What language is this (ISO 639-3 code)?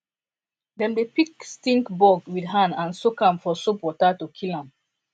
pcm